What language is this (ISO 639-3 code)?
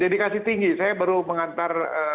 ind